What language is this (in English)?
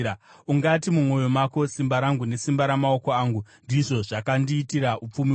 Shona